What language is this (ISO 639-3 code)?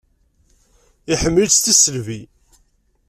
kab